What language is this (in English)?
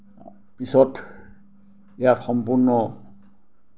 Assamese